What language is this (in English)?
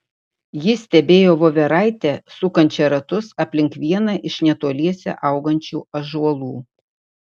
Lithuanian